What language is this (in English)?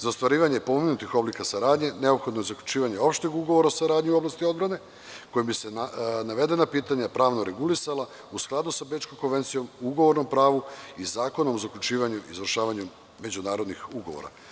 Serbian